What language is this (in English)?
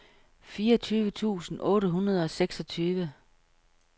Danish